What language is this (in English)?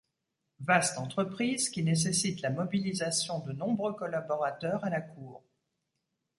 French